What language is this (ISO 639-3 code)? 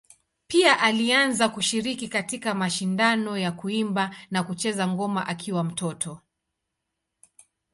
swa